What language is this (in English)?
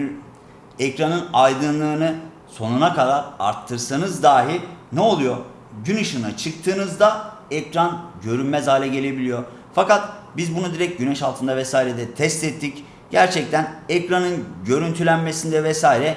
Turkish